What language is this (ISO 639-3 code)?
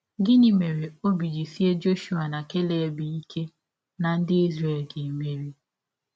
ibo